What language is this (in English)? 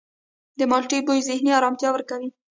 Pashto